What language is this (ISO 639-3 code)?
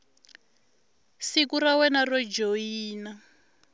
tso